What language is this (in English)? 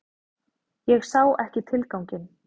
Icelandic